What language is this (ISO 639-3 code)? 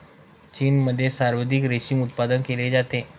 mar